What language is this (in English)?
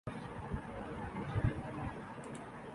Urdu